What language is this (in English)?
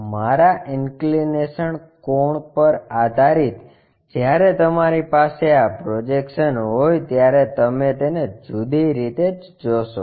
Gujarati